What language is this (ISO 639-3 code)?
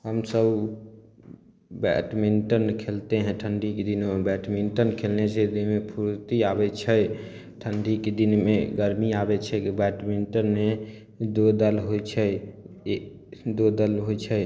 mai